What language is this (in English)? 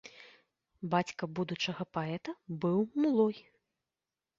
Belarusian